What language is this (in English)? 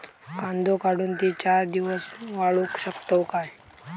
Marathi